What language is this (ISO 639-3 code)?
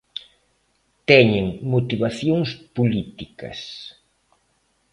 glg